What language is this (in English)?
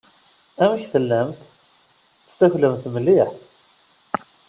Kabyle